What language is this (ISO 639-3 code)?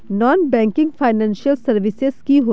mag